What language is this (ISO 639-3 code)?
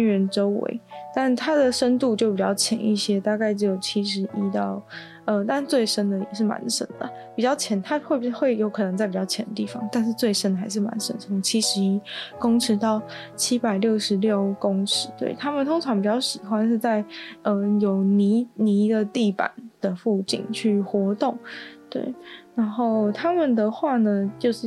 zho